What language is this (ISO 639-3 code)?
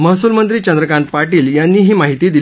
mar